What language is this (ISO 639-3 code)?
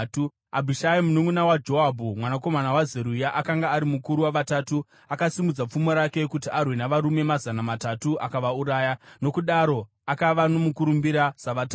sna